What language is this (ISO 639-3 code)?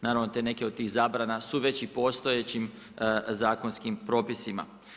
hrv